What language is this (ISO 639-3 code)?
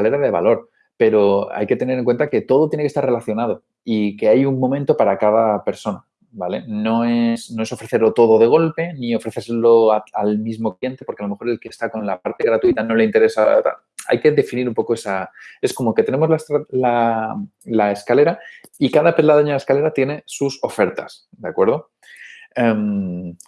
spa